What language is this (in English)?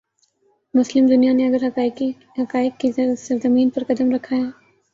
Urdu